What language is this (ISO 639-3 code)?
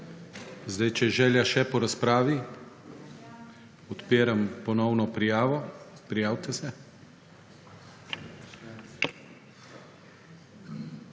slv